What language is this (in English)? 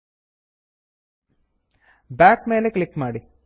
Kannada